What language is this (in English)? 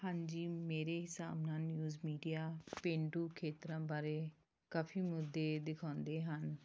Punjabi